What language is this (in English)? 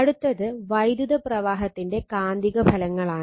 Malayalam